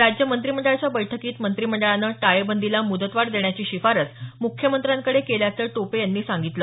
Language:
Marathi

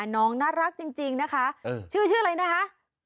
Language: Thai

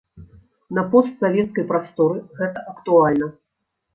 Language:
Belarusian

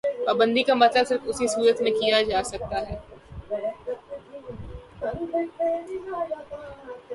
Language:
Urdu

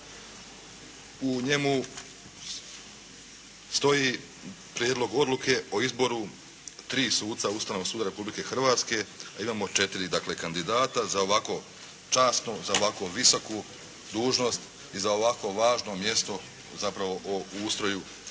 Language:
Croatian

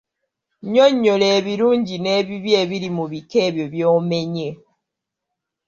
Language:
Ganda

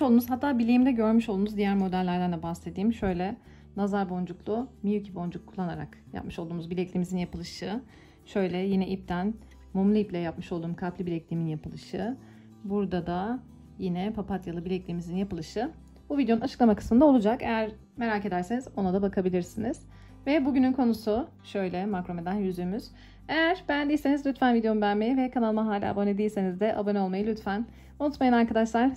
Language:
Turkish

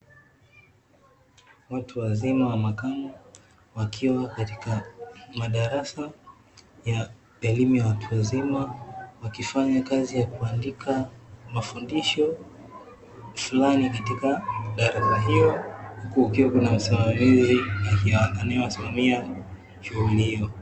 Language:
Swahili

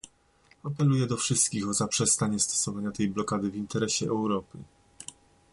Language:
Polish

